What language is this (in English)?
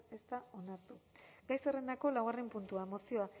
Basque